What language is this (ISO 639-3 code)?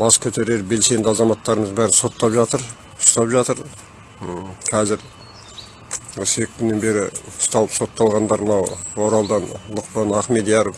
tur